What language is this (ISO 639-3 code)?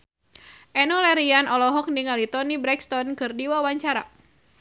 sun